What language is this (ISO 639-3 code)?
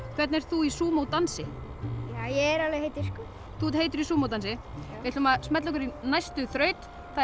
isl